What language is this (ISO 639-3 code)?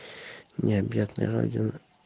rus